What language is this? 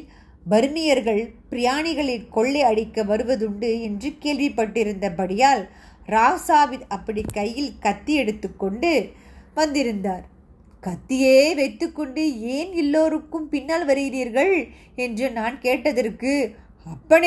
Tamil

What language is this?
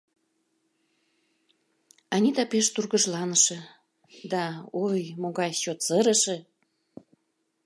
Mari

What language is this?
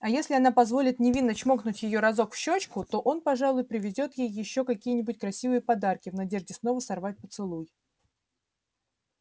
Russian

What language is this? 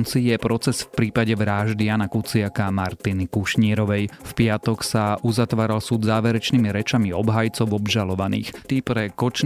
Slovak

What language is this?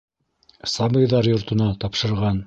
Bashkir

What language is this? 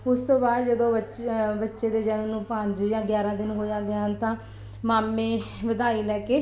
Punjabi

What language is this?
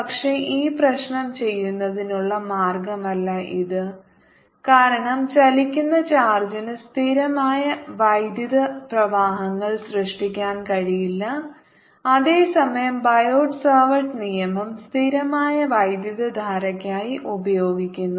Malayalam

